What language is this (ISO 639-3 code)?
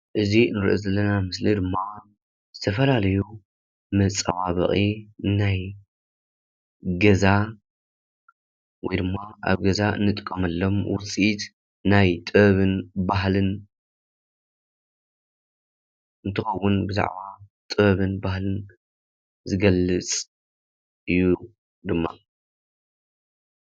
tir